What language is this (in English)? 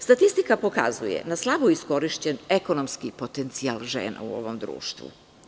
Serbian